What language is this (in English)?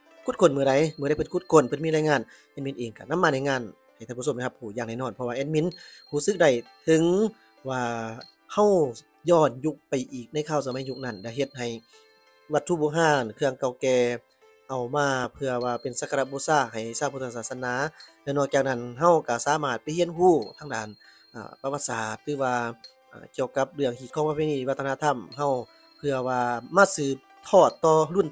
Thai